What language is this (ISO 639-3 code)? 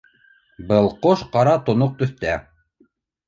bak